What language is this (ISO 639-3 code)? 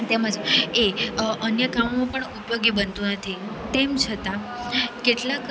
guj